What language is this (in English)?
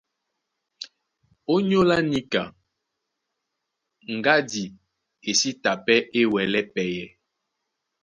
Duala